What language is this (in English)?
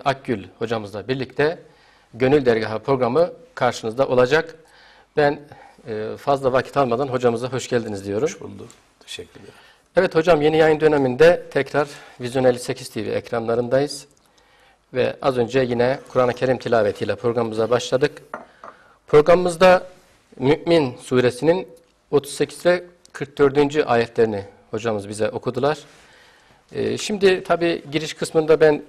Turkish